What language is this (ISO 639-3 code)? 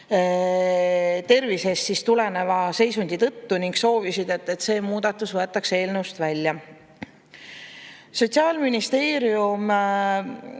est